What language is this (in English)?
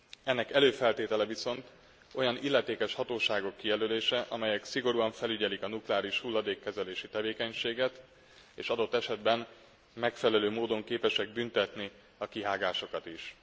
Hungarian